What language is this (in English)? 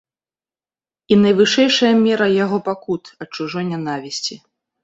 Belarusian